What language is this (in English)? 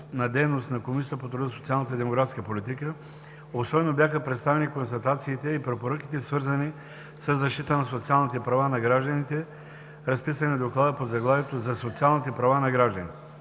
Bulgarian